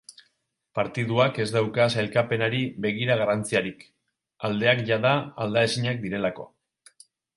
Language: Basque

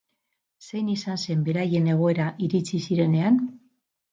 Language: Basque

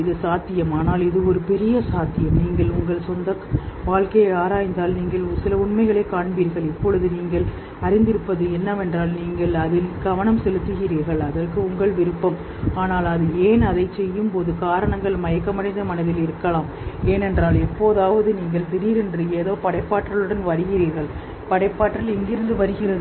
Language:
Tamil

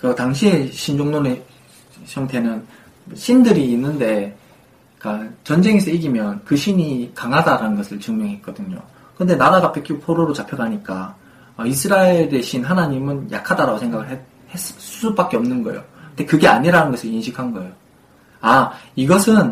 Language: Korean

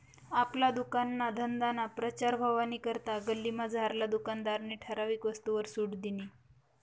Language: Marathi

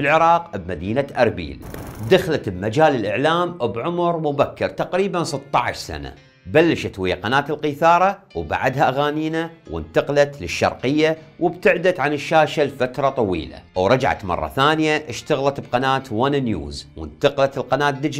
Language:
Arabic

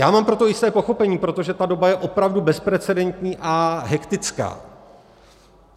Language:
Czech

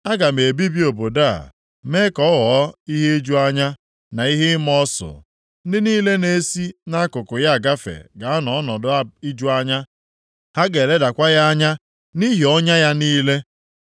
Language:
Igbo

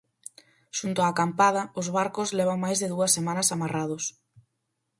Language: Galician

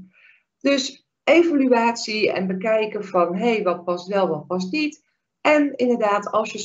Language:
Dutch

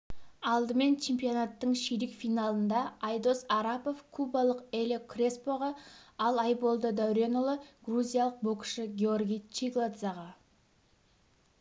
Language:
Kazakh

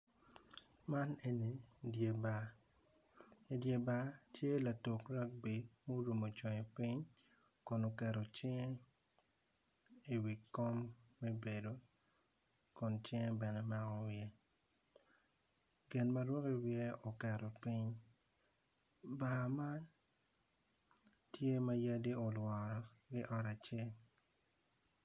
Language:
Acoli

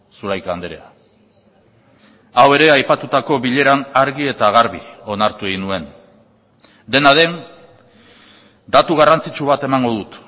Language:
Basque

